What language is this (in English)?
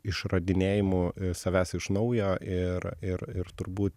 Lithuanian